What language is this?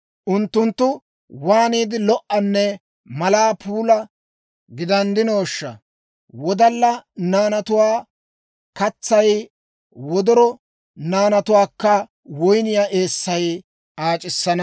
Dawro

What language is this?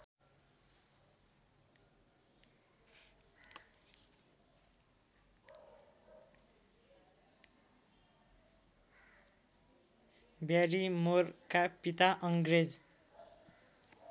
Nepali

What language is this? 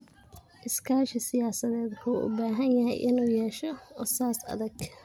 Somali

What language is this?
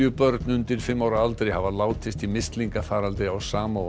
Icelandic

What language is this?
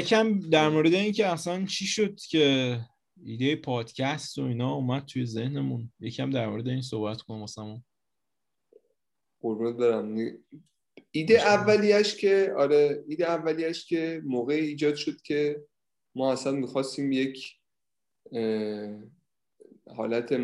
Persian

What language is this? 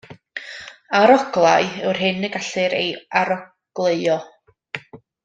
Welsh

